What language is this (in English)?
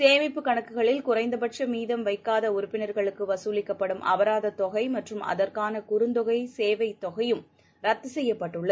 Tamil